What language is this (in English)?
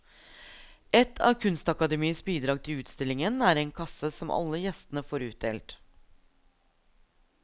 Norwegian